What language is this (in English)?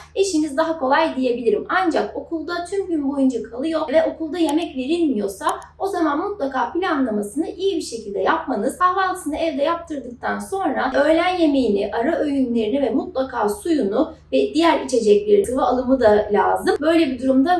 Turkish